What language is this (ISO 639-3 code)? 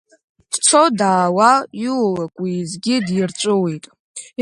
abk